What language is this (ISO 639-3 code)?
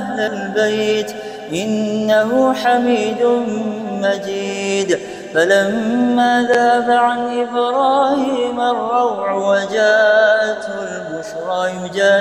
ara